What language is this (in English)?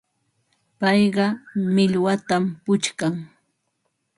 Ambo-Pasco Quechua